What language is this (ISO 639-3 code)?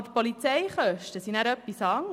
gsw